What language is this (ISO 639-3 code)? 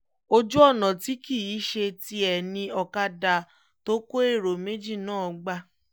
yor